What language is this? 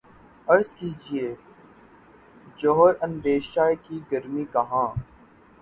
Urdu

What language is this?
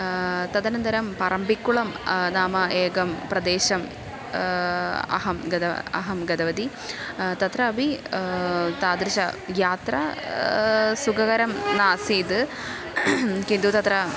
Sanskrit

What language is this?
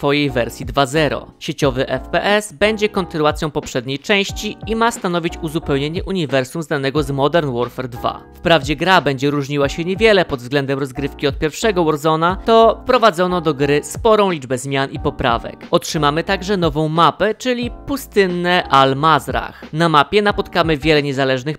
Polish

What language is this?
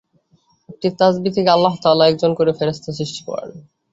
Bangla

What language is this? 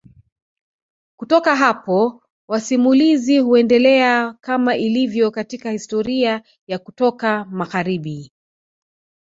Swahili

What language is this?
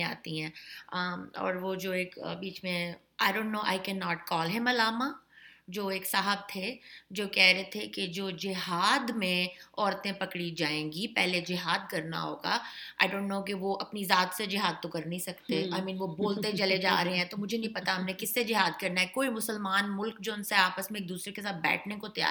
Urdu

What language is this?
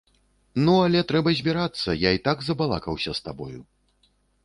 Belarusian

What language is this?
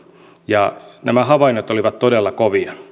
Finnish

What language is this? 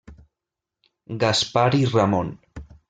Catalan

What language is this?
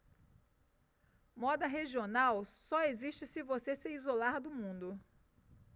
Portuguese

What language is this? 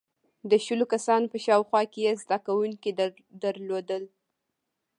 Pashto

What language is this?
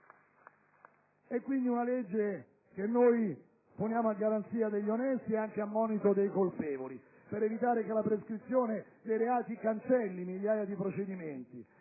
Italian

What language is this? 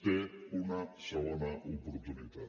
Catalan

